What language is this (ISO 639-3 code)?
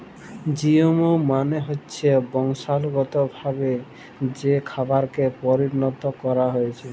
ben